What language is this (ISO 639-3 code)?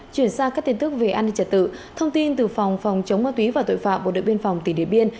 vie